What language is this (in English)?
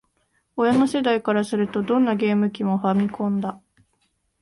Japanese